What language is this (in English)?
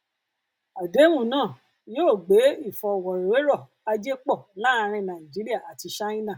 Yoruba